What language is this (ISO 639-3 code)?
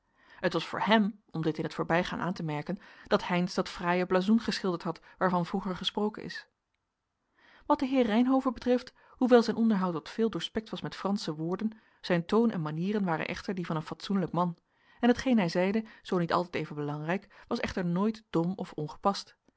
nld